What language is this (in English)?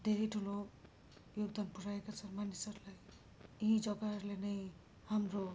Nepali